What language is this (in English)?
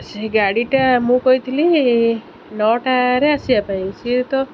Odia